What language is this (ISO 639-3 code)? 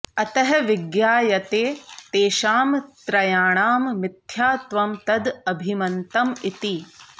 san